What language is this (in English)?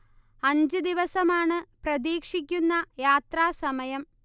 Malayalam